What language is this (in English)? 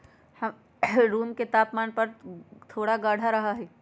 Magahi